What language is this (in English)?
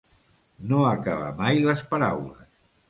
Catalan